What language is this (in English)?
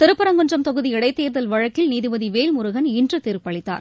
Tamil